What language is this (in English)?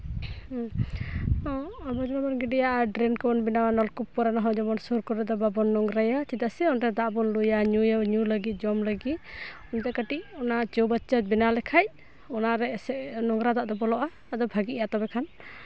Santali